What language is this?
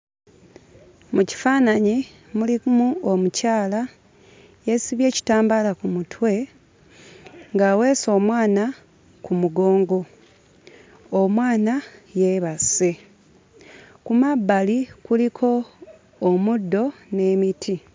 Ganda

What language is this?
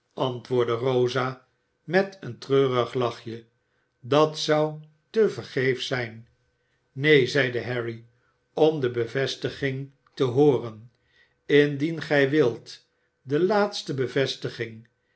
Dutch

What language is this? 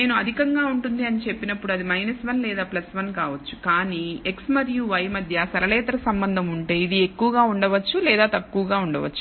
Telugu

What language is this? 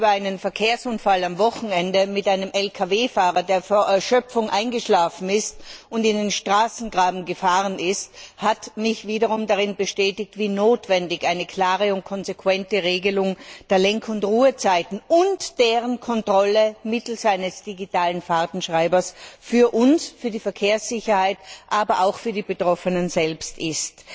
German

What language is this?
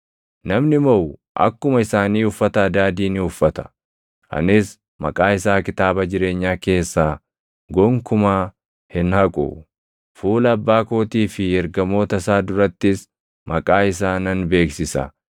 Oromo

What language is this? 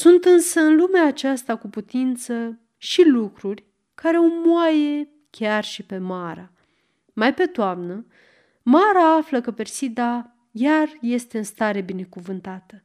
Romanian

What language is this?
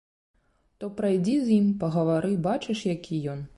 Belarusian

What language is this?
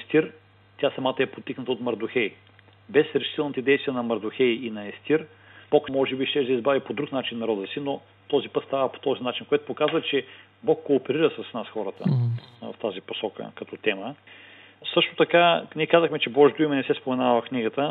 Bulgarian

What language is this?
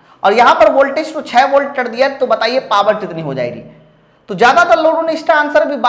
Hindi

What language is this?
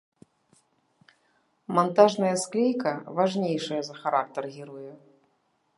Belarusian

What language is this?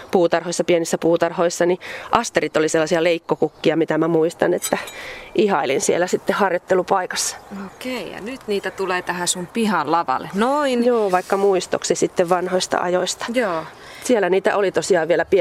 Finnish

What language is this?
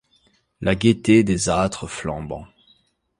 French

